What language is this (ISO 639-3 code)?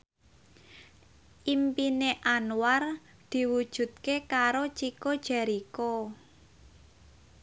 jav